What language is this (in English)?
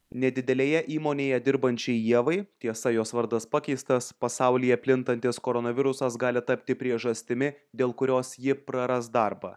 Lithuanian